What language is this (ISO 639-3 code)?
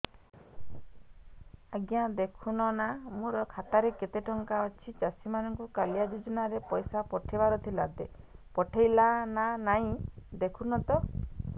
ori